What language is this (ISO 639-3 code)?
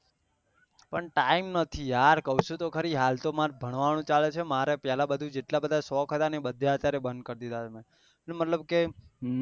guj